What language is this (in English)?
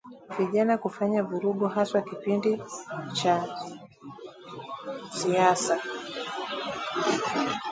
Swahili